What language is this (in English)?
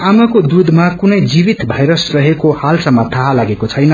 Nepali